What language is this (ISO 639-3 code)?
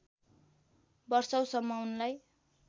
nep